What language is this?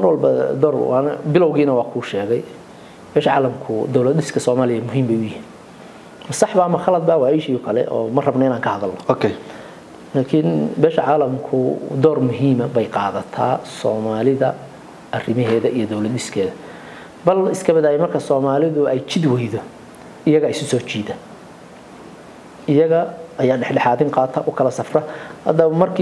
Arabic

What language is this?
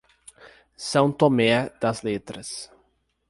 Portuguese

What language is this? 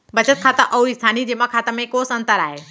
Chhattisgarhi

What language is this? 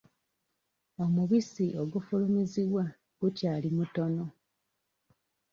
Ganda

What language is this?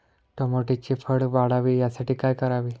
Marathi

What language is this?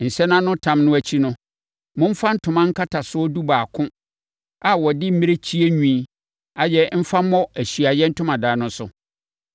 Akan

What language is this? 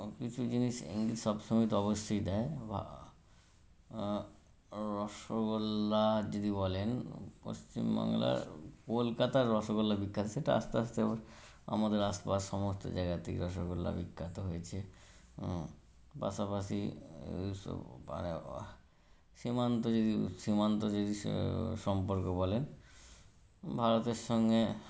Bangla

